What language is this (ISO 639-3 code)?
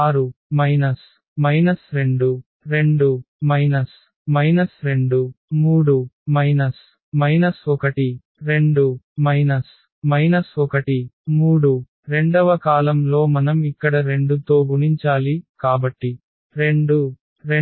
tel